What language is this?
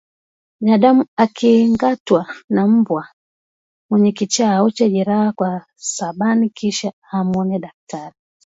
Swahili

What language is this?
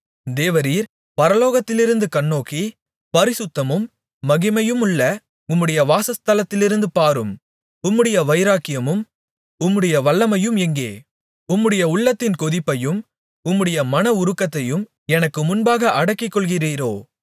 Tamil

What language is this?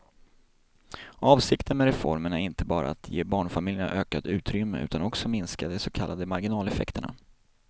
Swedish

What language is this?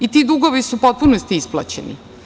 Serbian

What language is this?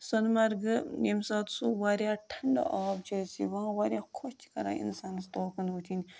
Kashmiri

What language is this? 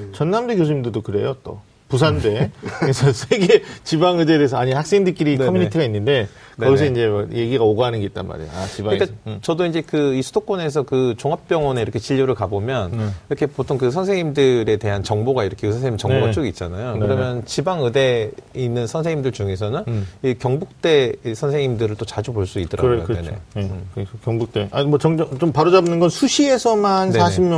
Korean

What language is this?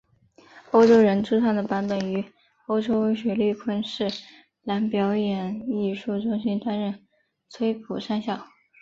Chinese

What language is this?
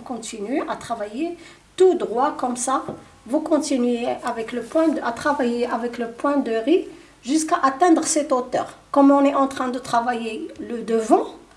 French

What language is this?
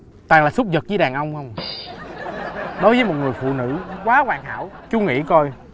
Vietnamese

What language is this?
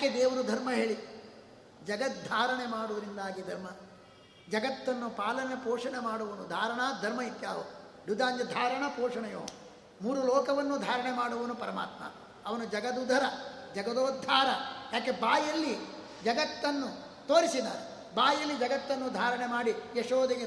Kannada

